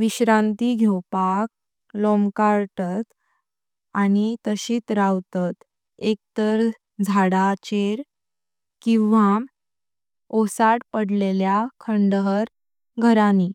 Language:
Konkani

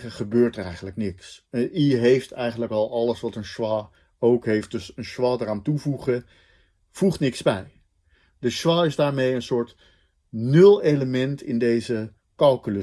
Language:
Dutch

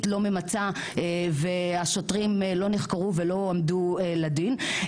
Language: Hebrew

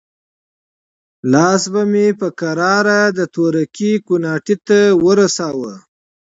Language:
Pashto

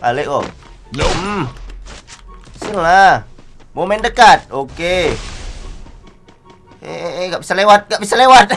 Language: Indonesian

